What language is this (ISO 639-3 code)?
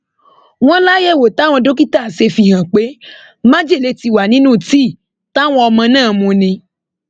yor